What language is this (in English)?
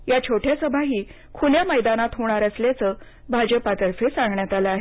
Marathi